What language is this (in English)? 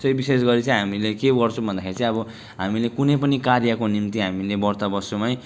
Nepali